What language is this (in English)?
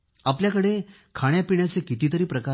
Marathi